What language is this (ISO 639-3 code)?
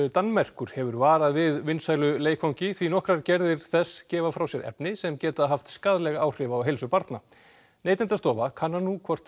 isl